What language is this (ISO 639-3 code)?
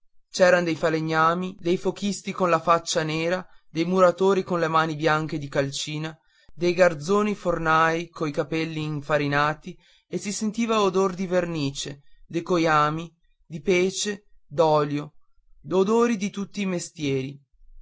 ita